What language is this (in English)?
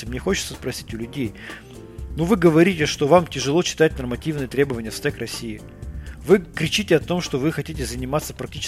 Russian